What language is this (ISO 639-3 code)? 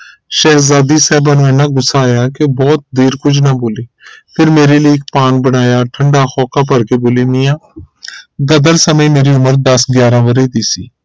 pan